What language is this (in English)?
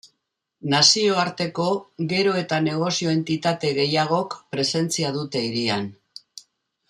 Basque